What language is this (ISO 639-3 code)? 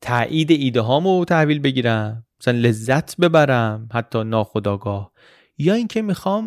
fas